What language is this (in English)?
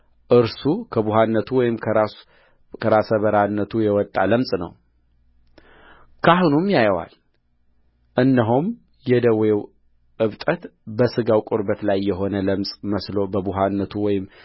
Amharic